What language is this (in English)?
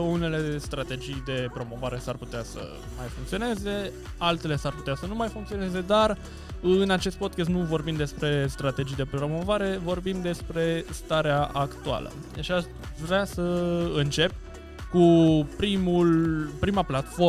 Romanian